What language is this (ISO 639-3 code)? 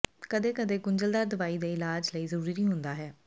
pan